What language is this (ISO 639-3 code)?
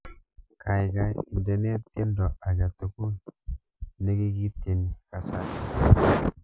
kln